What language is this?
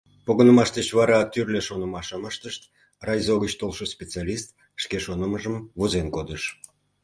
Mari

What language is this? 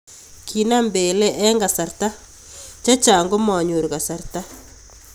Kalenjin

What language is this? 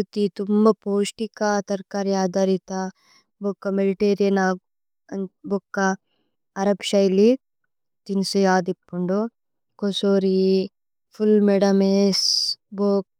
Tulu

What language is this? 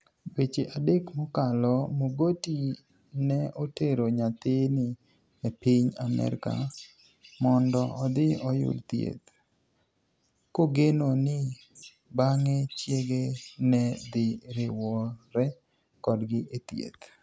Luo (Kenya and Tanzania)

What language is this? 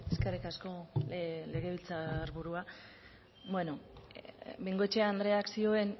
Basque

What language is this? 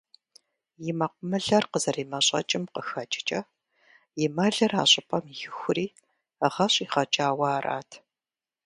Kabardian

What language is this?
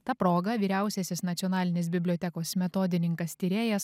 Lithuanian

